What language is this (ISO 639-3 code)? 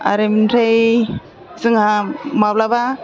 brx